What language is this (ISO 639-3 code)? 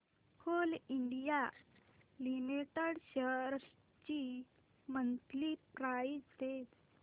mar